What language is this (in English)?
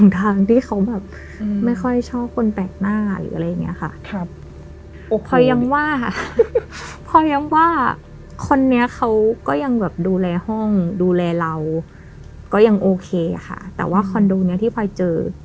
Thai